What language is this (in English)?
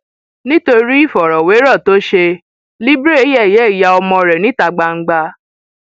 Yoruba